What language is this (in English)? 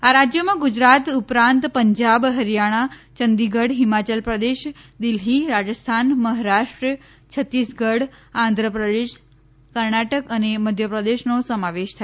Gujarati